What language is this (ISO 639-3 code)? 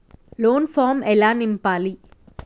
tel